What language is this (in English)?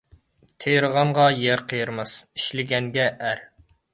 Uyghur